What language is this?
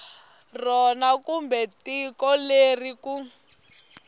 Tsonga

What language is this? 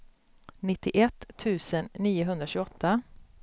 Swedish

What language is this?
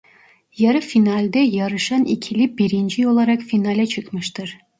Turkish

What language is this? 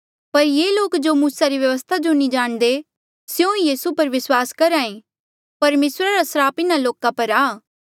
Mandeali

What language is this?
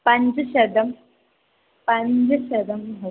Sanskrit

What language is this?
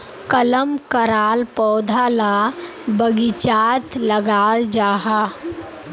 Magahi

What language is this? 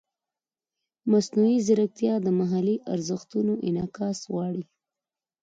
Pashto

